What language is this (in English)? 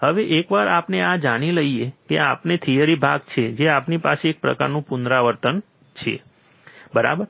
Gujarati